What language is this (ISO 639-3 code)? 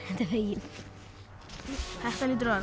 isl